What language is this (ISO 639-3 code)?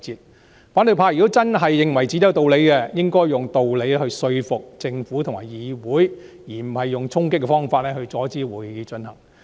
yue